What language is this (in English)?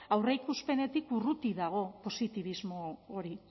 Basque